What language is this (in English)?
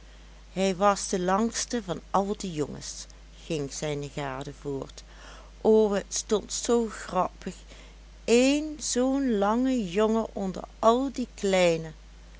Dutch